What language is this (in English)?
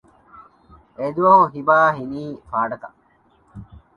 Divehi